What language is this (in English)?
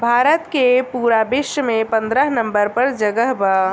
Bhojpuri